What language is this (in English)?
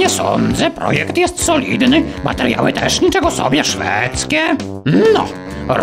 Polish